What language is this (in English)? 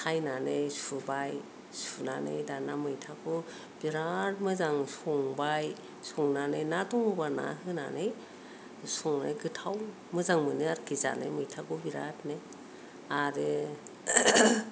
Bodo